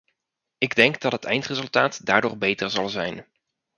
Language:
Dutch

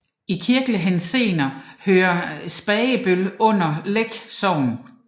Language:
Danish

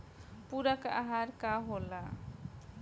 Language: Bhojpuri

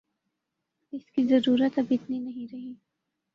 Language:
Urdu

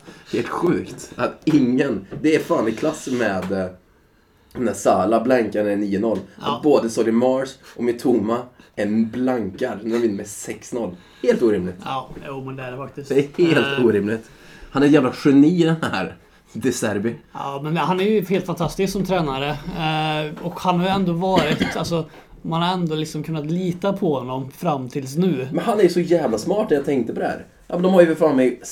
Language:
Swedish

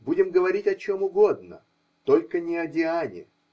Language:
Russian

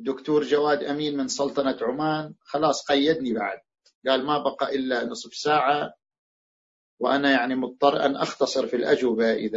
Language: Arabic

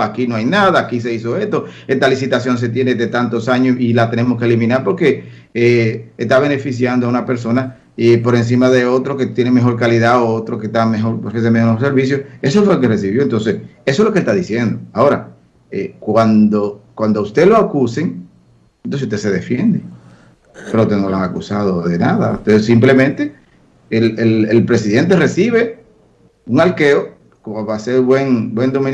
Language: Spanish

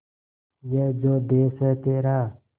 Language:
Hindi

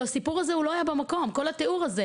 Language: Hebrew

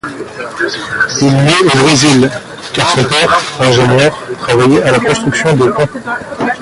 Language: French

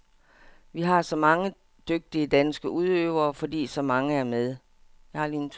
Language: Danish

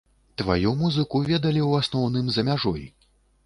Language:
Belarusian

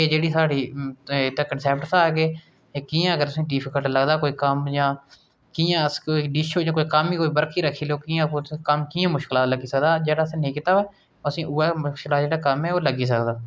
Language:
Dogri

